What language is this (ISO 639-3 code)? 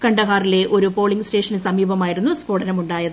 mal